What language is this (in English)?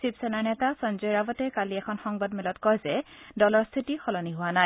Assamese